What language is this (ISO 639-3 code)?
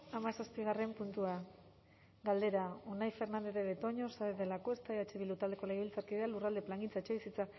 eus